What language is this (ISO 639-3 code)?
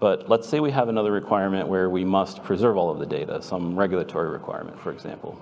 eng